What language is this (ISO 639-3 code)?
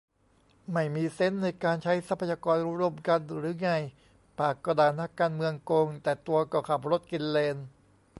tha